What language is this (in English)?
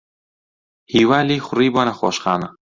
Central Kurdish